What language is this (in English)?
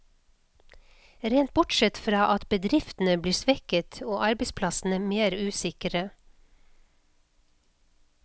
Norwegian